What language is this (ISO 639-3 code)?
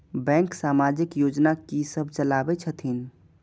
mai